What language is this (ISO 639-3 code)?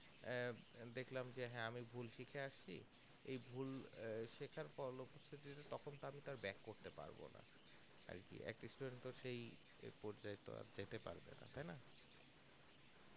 ben